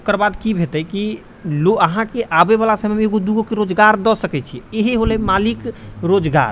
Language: Maithili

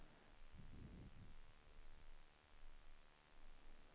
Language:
Swedish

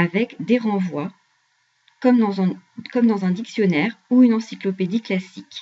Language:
French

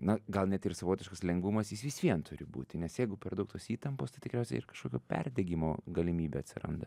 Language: Lithuanian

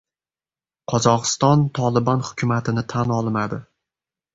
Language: Uzbek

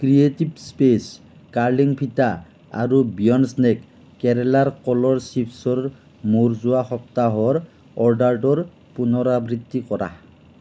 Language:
Assamese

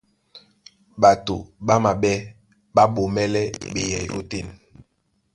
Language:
Duala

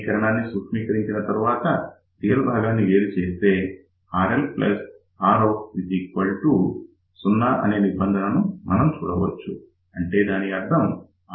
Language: Telugu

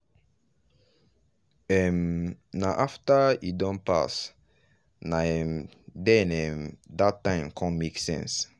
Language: Nigerian Pidgin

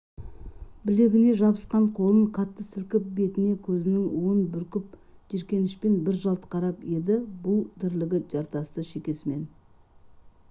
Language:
Kazakh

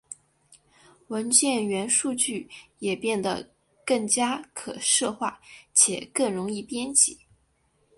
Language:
Chinese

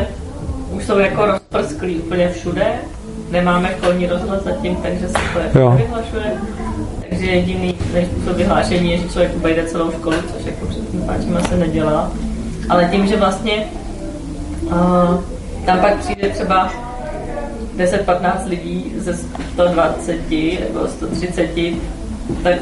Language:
Czech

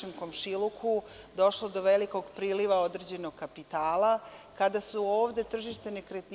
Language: Serbian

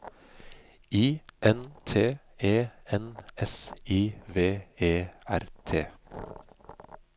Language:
Norwegian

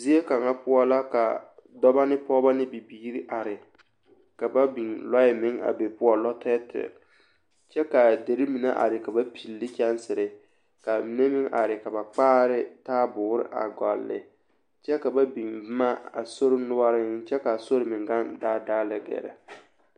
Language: Southern Dagaare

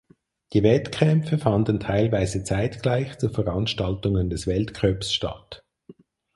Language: German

